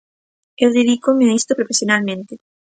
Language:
Galician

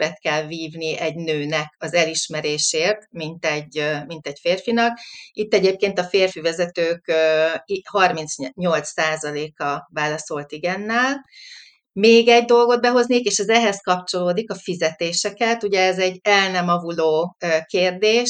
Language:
Hungarian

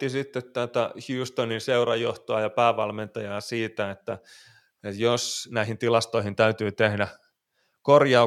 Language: Finnish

